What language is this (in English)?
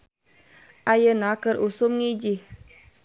Sundanese